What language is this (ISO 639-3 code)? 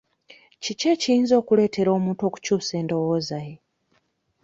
lug